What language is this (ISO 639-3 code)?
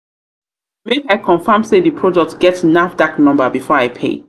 pcm